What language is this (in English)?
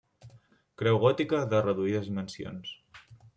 Catalan